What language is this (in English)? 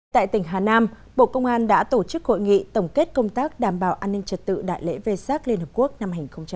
Vietnamese